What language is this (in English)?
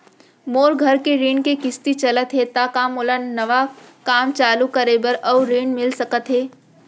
Chhattisgarhi